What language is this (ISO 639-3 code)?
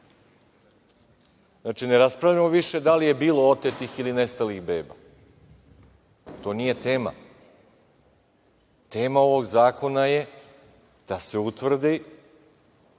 srp